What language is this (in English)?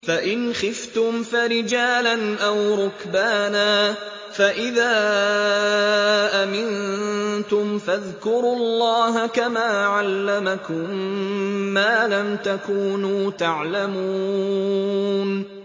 Arabic